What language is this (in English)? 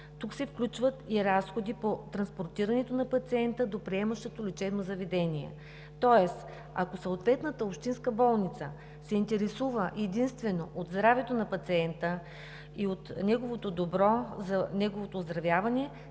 Bulgarian